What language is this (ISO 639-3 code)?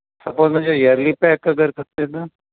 snd